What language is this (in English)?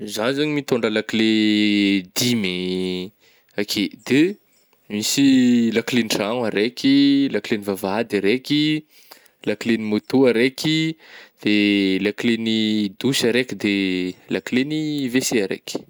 Northern Betsimisaraka Malagasy